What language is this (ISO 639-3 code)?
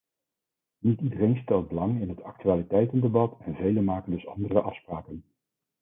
nld